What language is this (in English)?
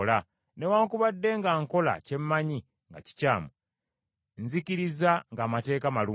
Ganda